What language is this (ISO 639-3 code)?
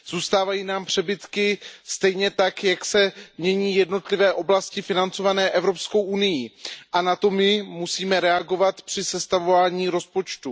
ces